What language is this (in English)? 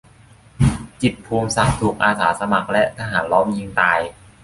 Thai